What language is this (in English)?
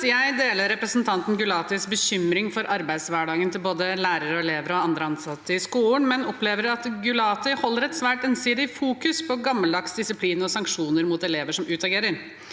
Norwegian